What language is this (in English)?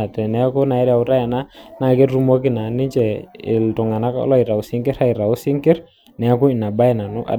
Masai